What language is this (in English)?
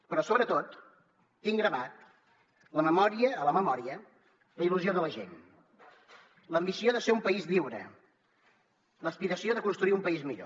Catalan